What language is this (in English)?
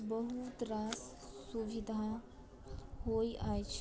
Maithili